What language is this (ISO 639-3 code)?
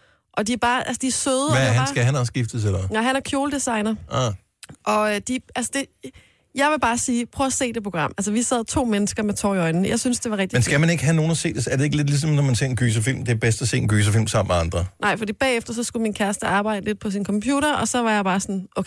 dan